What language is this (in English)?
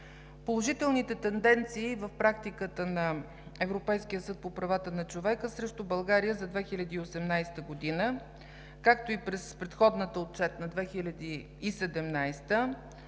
Bulgarian